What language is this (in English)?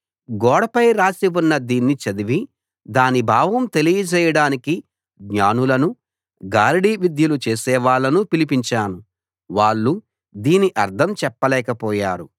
Telugu